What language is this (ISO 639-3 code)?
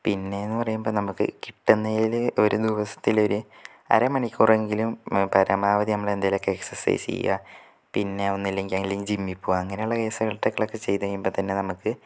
mal